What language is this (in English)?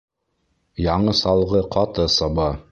Bashkir